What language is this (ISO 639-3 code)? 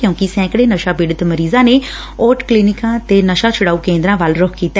pan